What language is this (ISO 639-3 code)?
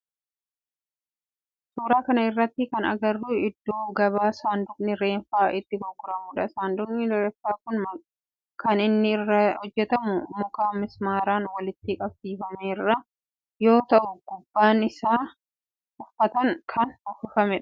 orm